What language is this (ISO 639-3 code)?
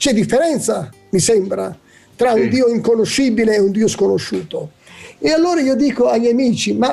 ita